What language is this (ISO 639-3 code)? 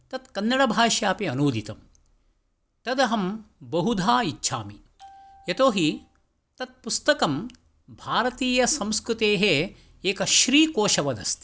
san